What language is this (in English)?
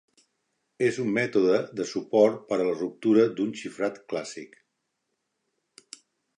Catalan